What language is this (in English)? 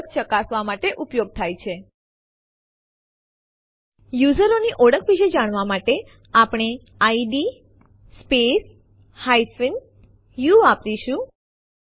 Gujarati